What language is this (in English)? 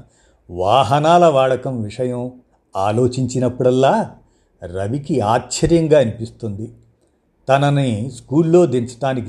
Telugu